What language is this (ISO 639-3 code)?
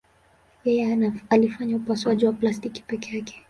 swa